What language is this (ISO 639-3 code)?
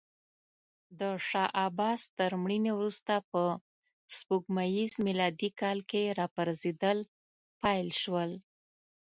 pus